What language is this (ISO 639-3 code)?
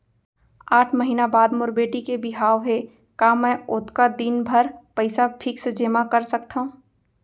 hne